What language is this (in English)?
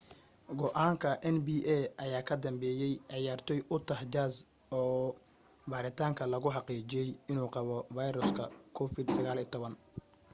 Somali